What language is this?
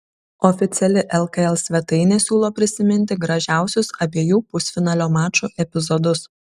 Lithuanian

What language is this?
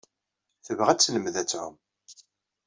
Kabyle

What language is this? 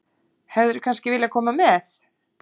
Icelandic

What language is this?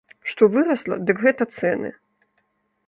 Belarusian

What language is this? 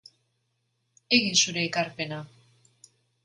Basque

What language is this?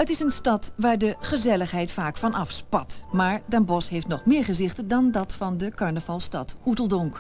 Dutch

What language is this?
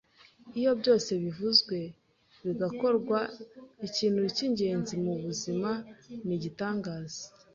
Kinyarwanda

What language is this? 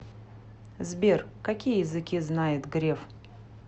Russian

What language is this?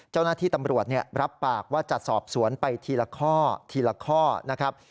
Thai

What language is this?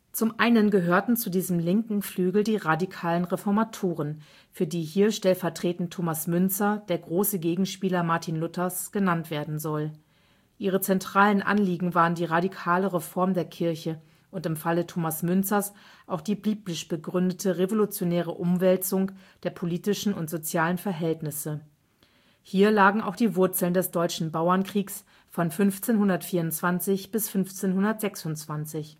German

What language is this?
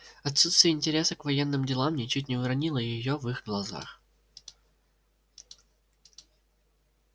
Russian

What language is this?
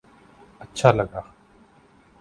Urdu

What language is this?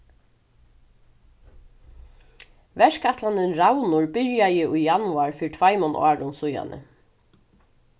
Faroese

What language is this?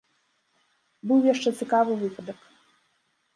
Belarusian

